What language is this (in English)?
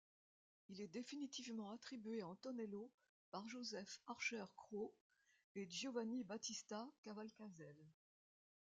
French